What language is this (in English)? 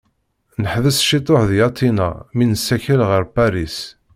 Kabyle